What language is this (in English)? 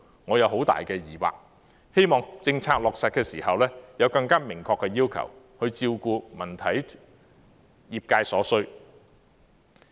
Cantonese